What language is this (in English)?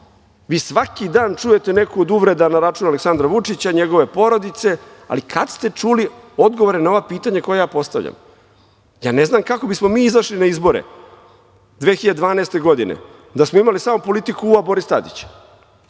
Serbian